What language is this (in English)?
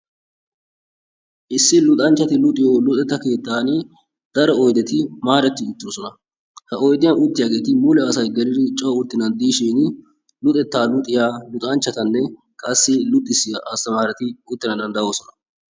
Wolaytta